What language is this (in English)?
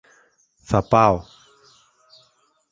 Greek